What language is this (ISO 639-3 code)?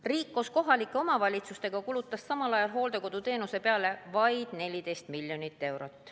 est